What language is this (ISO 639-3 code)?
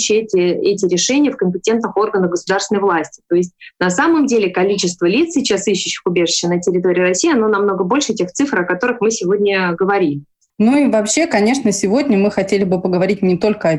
rus